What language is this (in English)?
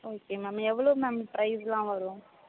Tamil